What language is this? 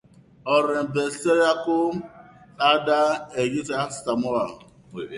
Basque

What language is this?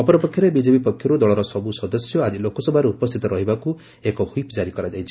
Odia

